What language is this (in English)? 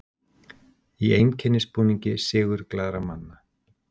Icelandic